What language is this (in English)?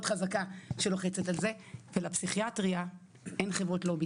Hebrew